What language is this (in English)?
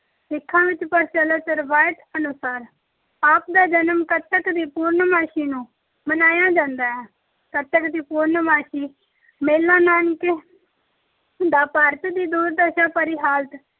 Punjabi